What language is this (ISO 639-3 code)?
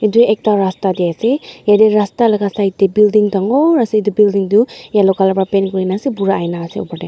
nag